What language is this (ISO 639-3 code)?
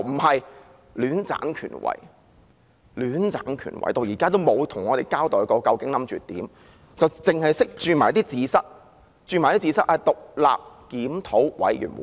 yue